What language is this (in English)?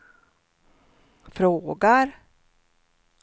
Swedish